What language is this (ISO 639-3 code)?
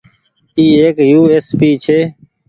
gig